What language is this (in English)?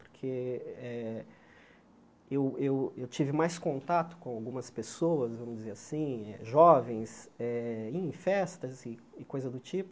Portuguese